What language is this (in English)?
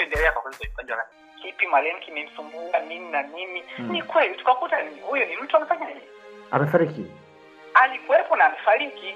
Swahili